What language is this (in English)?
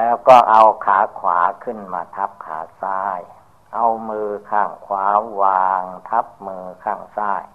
Thai